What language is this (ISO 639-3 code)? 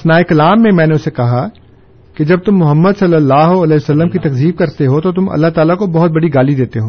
urd